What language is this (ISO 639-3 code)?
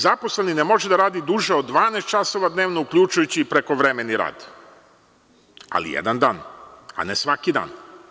srp